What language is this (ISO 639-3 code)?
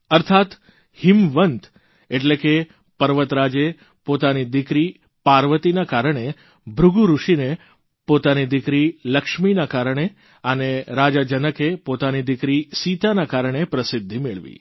guj